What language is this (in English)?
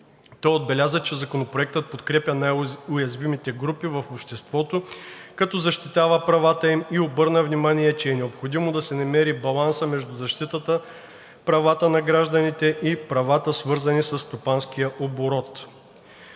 Bulgarian